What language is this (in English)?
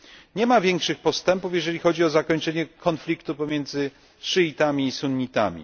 Polish